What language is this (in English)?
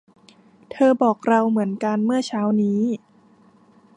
Thai